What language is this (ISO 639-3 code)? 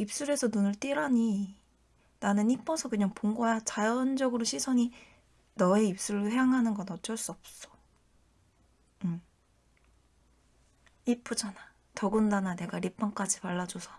kor